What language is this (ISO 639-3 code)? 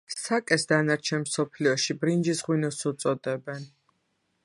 kat